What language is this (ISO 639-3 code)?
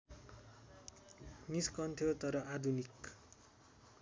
nep